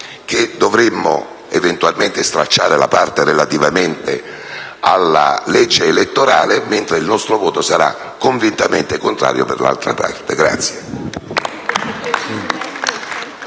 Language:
Italian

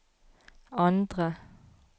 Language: Norwegian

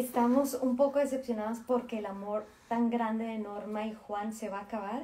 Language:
Spanish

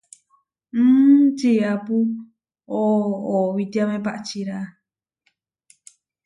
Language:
Huarijio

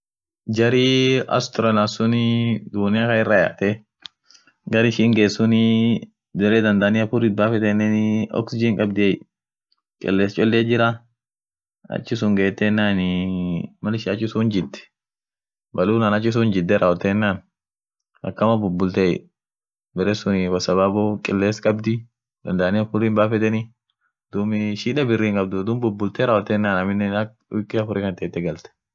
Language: Orma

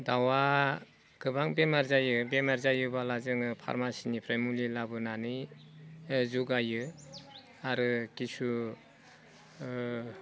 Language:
Bodo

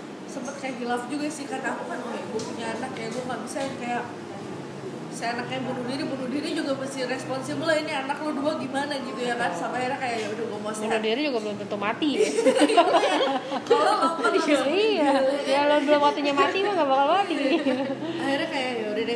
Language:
Indonesian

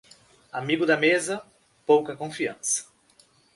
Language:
Portuguese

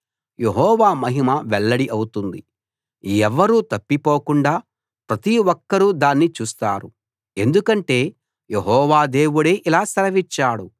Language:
Telugu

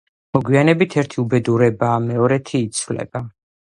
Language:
Georgian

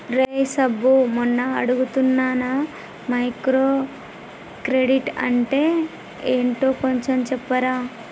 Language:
Telugu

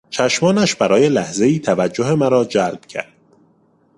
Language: Persian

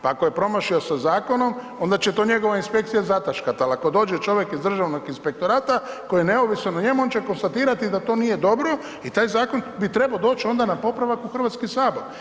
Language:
Croatian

